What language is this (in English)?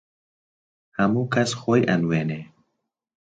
Central Kurdish